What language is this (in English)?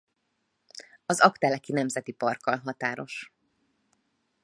Hungarian